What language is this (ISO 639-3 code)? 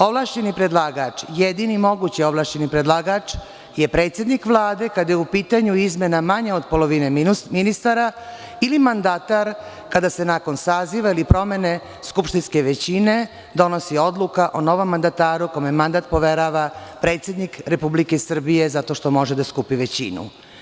srp